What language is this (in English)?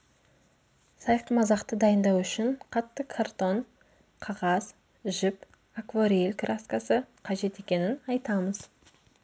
Kazakh